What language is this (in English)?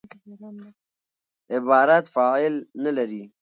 Pashto